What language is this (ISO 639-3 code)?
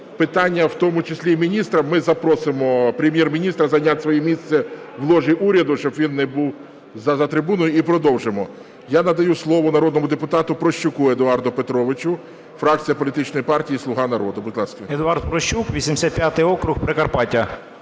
ukr